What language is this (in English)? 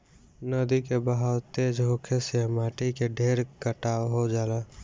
Bhojpuri